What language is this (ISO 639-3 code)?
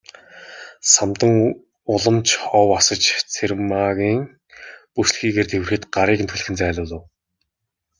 mon